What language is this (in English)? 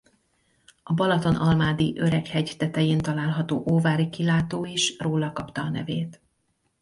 Hungarian